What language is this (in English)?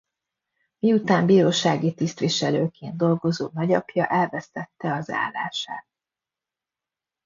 Hungarian